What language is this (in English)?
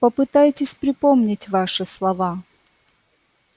Russian